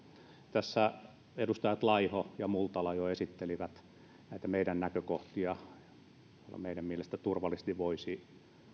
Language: Finnish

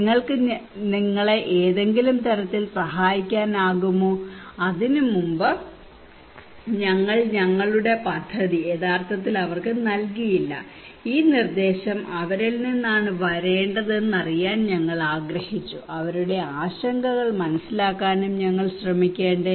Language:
Malayalam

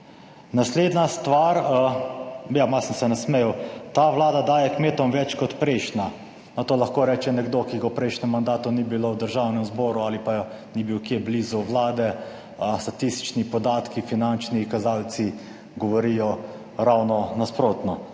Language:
Slovenian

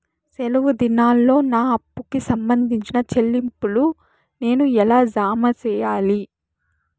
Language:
Telugu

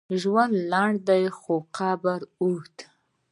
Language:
Pashto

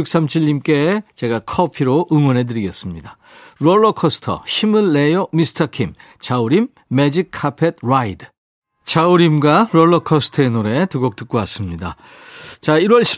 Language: Korean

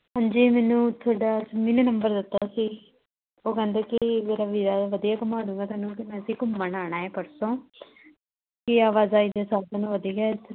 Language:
Punjabi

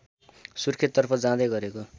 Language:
Nepali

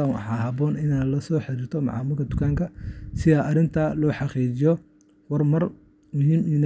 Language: Somali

